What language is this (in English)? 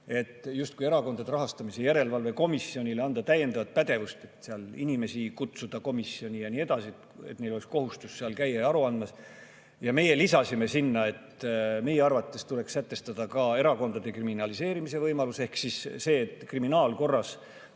Estonian